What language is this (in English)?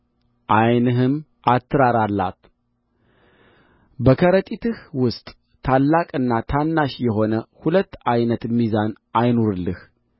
Amharic